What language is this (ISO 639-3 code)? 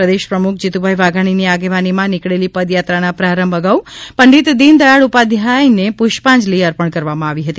guj